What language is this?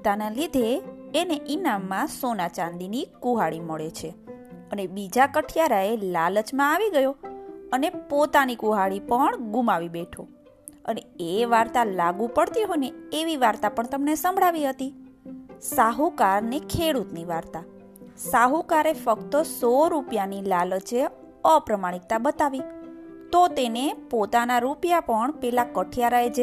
Gujarati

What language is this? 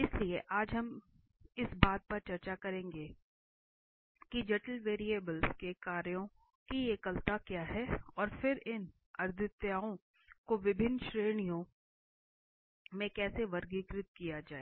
Hindi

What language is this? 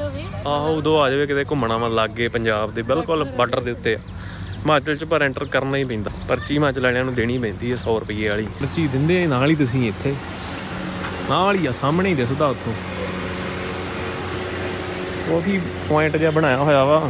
Punjabi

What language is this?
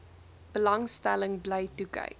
Afrikaans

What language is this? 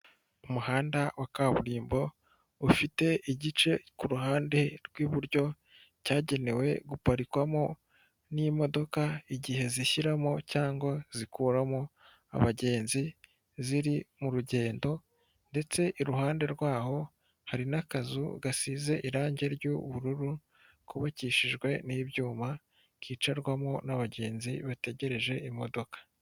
Kinyarwanda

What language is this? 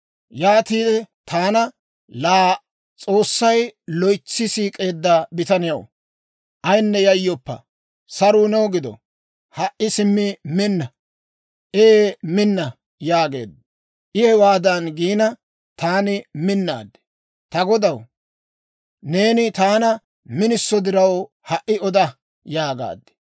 Dawro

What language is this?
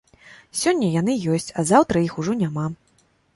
Belarusian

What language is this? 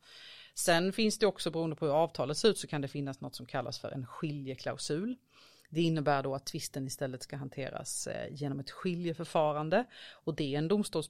Swedish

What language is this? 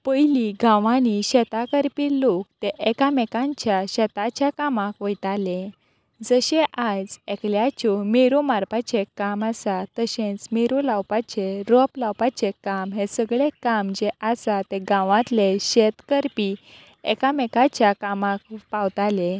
Konkani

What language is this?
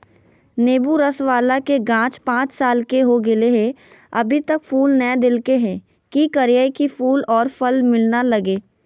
Magahi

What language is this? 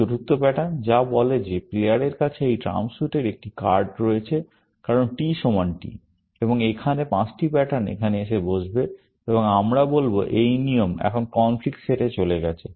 Bangla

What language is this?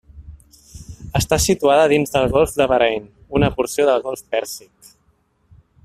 Catalan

